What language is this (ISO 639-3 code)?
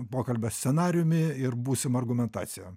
lit